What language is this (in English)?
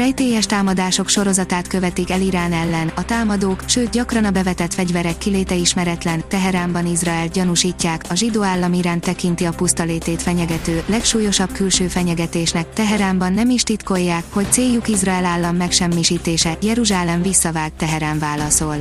Hungarian